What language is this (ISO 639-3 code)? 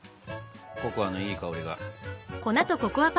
jpn